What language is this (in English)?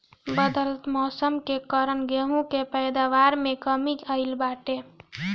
Bhojpuri